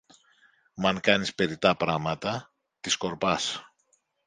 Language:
Greek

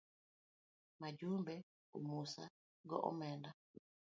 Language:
Luo (Kenya and Tanzania)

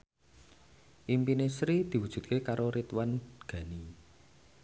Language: Javanese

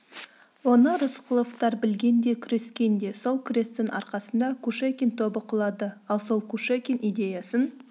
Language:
Kazakh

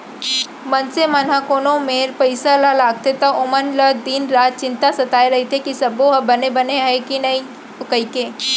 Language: Chhattisgarhi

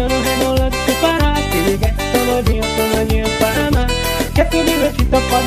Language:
Indonesian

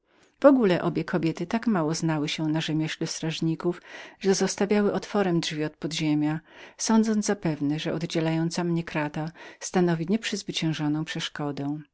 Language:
Polish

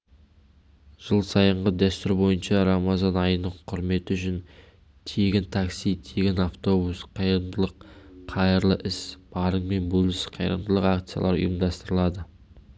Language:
Kazakh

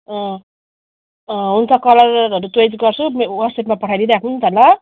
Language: Nepali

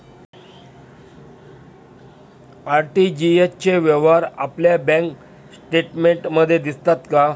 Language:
Marathi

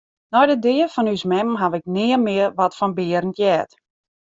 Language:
Western Frisian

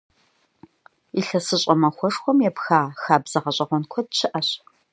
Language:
Kabardian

